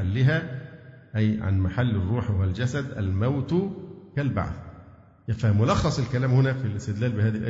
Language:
Arabic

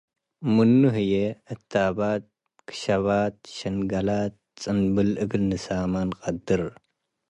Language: Tigre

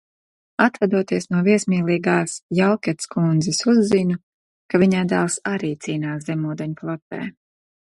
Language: Latvian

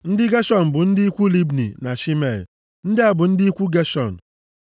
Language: Igbo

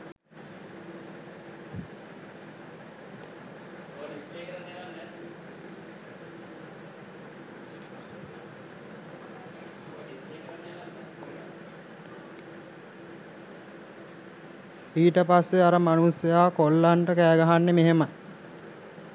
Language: Sinhala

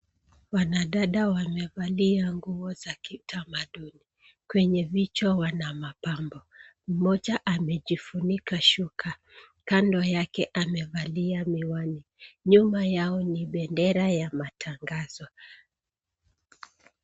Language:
Swahili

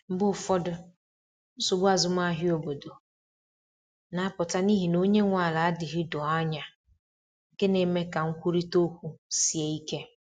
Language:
Igbo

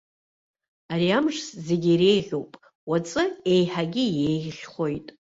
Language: Abkhazian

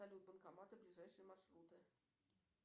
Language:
Russian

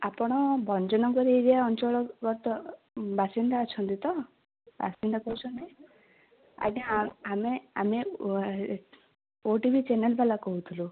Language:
Odia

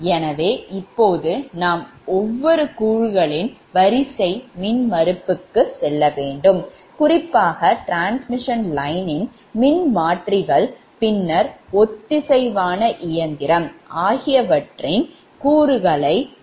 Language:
Tamil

